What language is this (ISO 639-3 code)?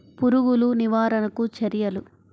tel